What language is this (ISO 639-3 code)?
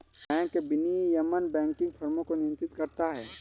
hin